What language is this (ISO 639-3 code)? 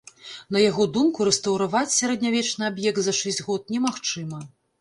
bel